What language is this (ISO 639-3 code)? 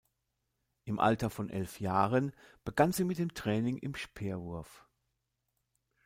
deu